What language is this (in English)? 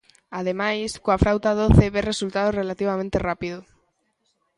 Galician